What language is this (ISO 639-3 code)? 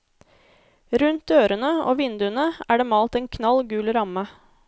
nor